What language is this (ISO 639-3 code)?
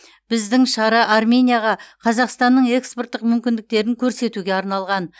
kaz